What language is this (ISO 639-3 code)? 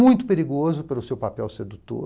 por